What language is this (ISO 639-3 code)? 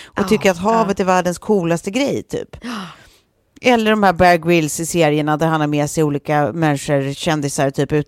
swe